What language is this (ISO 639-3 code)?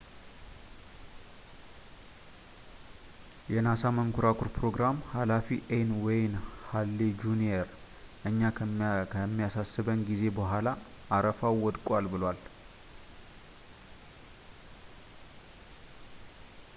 amh